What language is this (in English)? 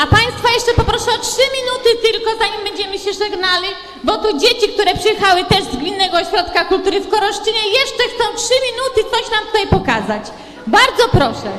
Polish